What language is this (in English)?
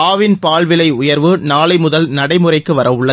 Tamil